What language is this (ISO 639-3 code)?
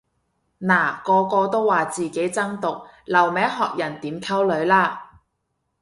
yue